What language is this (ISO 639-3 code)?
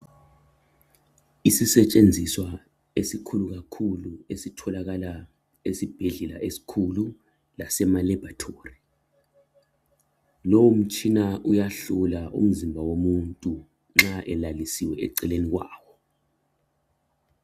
nde